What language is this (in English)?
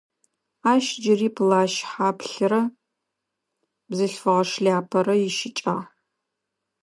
Adyghe